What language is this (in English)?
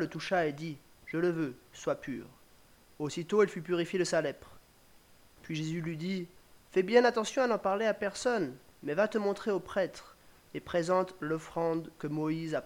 French